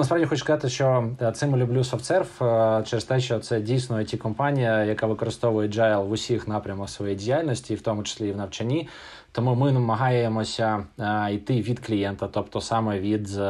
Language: Ukrainian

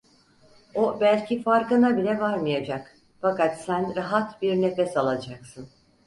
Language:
Turkish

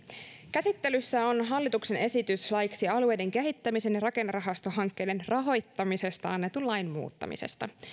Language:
Finnish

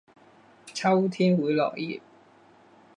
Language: Chinese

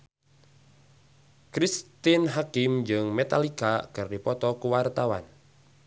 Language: Sundanese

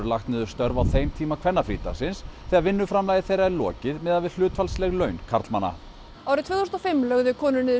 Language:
Icelandic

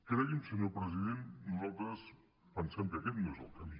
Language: Catalan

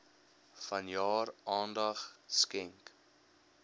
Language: Afrikaans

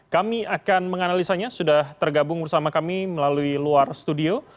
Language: Indonesian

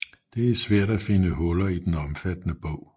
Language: Danish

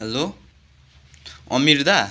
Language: Nepali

